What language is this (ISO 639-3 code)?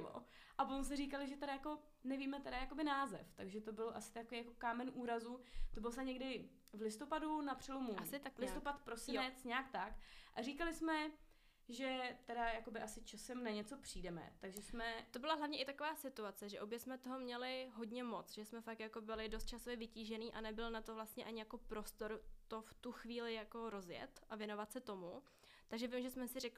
ces